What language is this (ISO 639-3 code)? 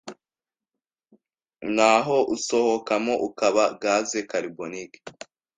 kin